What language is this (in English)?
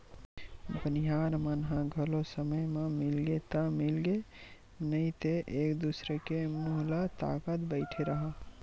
Chhattisgarhi